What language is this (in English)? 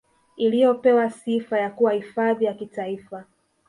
Swahili